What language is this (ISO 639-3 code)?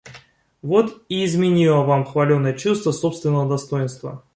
rus